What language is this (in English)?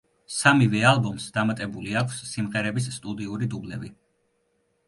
Georgian